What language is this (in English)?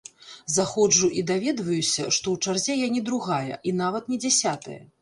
Belarusian